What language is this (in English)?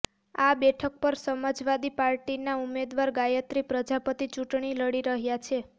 Gujarati